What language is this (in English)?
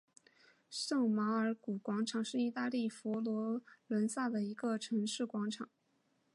Chinese